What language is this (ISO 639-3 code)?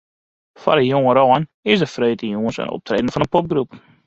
fry